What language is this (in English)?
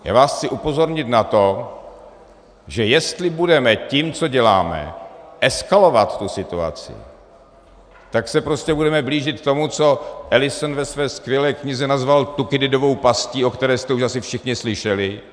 Czech